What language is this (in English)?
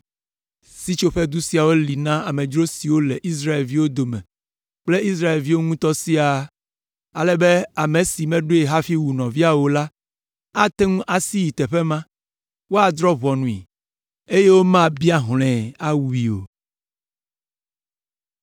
Ewe